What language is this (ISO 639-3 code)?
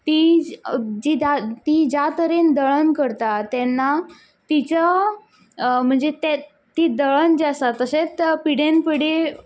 kok